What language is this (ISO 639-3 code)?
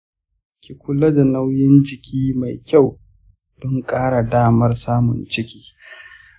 hau